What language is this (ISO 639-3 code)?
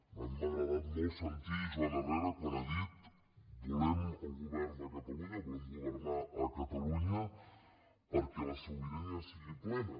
cat